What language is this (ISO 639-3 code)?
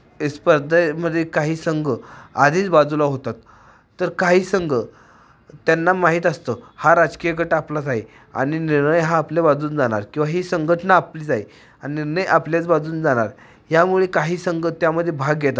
mar